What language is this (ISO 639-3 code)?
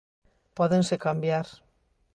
glg